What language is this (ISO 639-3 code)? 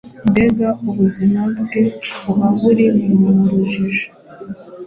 kin